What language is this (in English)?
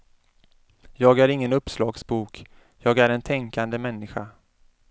Swedish